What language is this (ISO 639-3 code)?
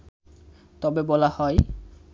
ben